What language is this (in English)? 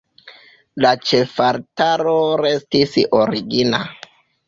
Esperanto